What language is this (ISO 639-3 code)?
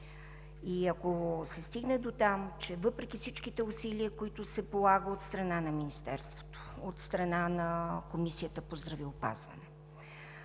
bul